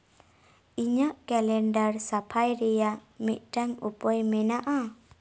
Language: Santali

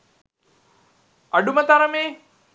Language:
Sinhala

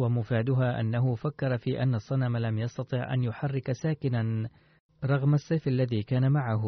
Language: Arabic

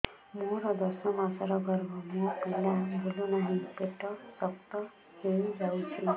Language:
Odia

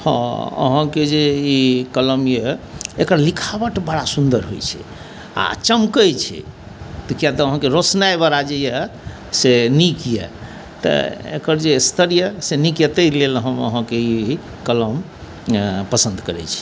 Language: Maithili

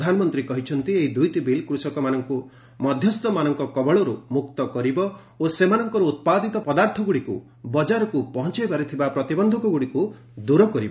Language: Odia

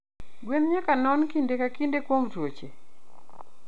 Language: Luo (Kenya and Tanzania)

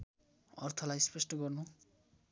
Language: Nepali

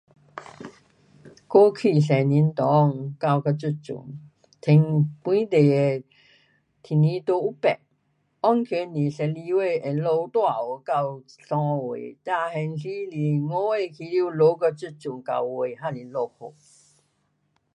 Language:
Pu-Xian Chinese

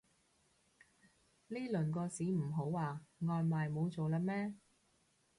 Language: Cantonese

